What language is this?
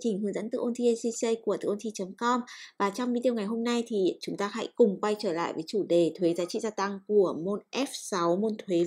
Vietnamese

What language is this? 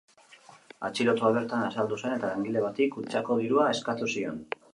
Basque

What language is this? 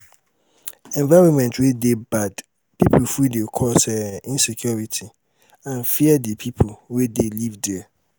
Nigerian Pidgin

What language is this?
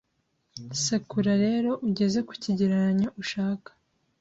Kinyarwanda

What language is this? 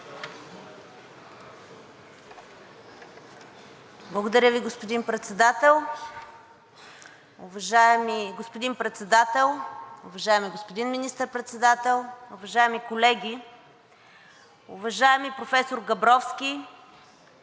Bulgarian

